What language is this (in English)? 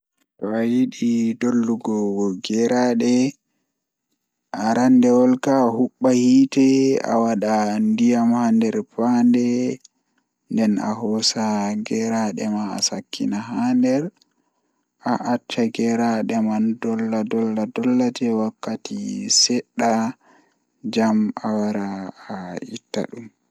Fula